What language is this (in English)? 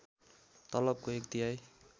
Nepali